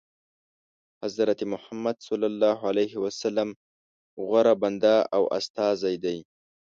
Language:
Pashto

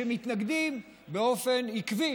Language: Hebrew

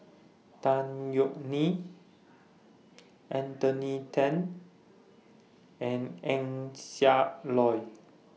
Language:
English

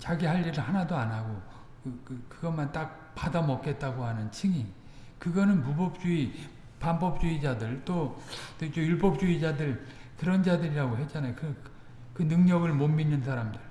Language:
Korean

